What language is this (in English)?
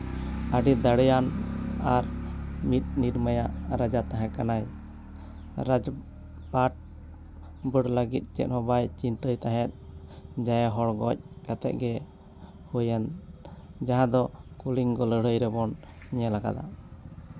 Santali